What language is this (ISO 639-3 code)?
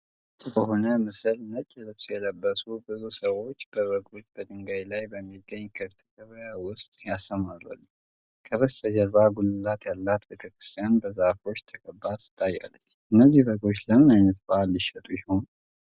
amh